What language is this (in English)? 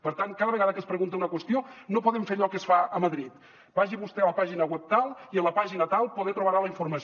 Catalan